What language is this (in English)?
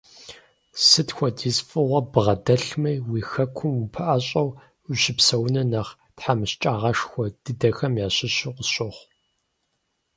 Kabardian